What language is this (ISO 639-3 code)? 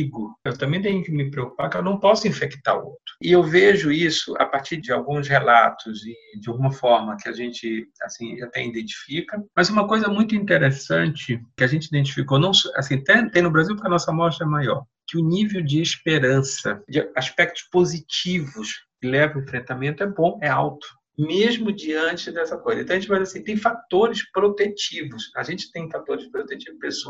por